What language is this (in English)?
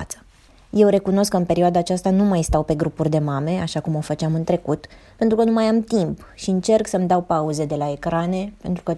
Romanian